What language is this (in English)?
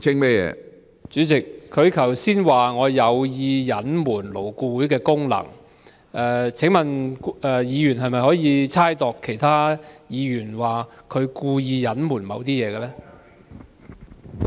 Cantonese